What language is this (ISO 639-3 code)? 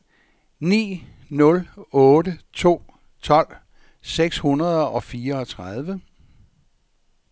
dan